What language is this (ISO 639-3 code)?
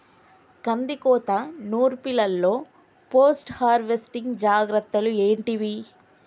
tel